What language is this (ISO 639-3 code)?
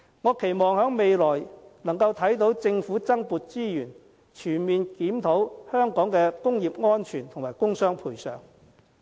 yue